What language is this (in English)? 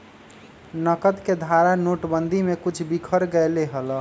Magahi